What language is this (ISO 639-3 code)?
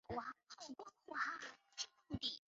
zho